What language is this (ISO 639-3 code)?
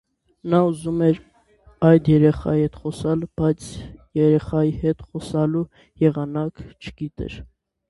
hye